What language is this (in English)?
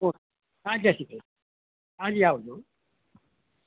Gujarati